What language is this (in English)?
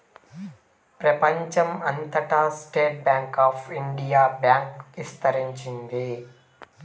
Telugu